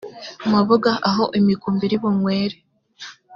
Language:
Kinyarwanda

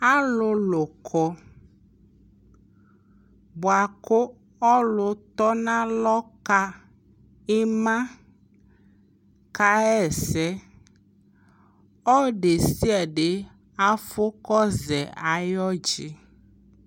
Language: Ikposo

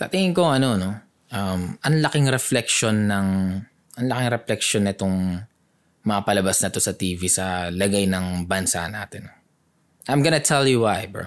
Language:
Filipino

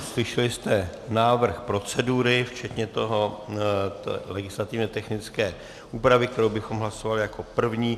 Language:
Czech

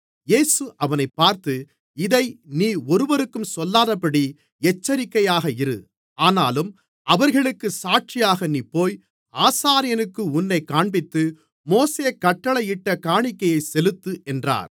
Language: Tamil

